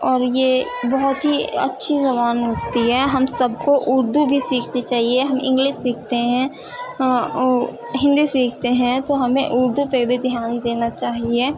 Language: Urdu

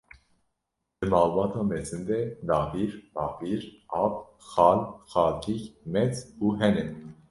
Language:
Kurdish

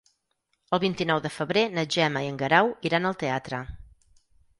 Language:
Catalan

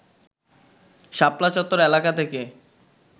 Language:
Bangla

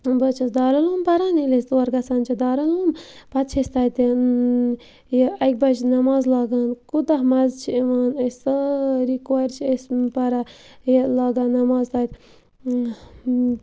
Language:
Kashmiri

